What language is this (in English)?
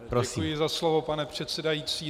Czech